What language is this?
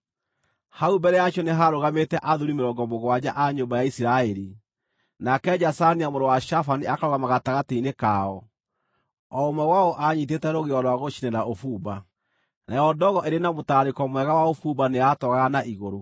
Kikuyu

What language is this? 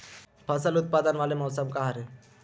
Chhattisgarhi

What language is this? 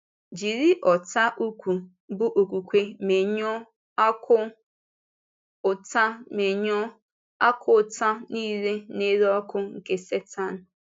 Igbo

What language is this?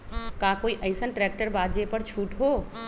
Magahi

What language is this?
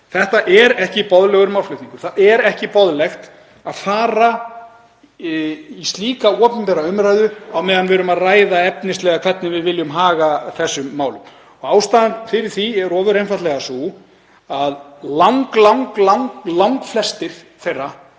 Icelandic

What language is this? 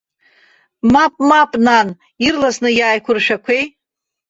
Abkhazian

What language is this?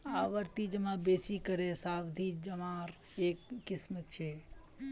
Magahi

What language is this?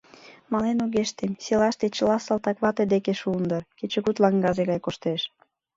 Mari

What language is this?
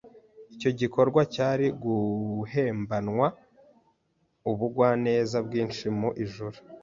Kinyarwanda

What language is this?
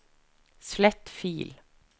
Norwegian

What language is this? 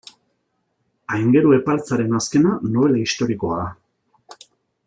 Basque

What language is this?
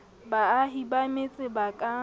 Southern Sotho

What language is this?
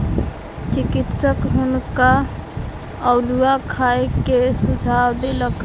Maithili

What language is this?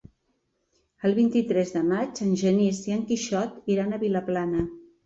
Catalan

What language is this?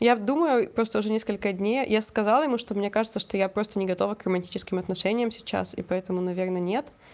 Russian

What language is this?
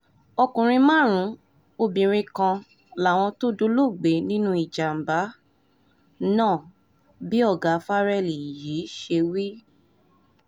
Yoruba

